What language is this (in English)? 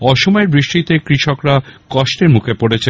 Bangla